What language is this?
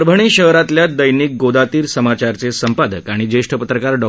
Marathi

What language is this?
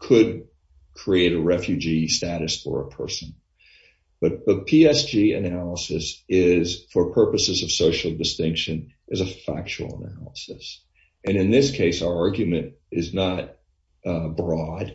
English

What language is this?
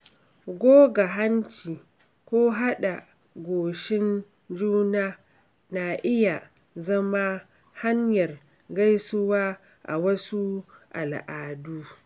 Hausa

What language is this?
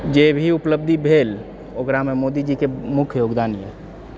Maithili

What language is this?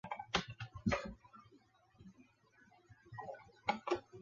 Chinese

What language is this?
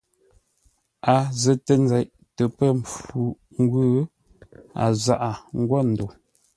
Ngombale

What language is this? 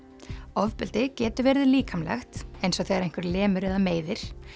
Icelandic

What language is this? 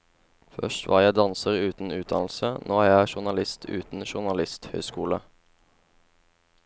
Norwegian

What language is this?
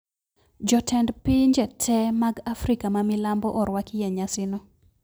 Luo (Kenya and Tanzania)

